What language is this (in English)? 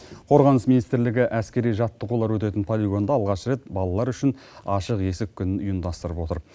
Kazakh